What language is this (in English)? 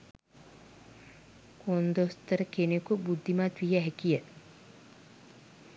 Sinhala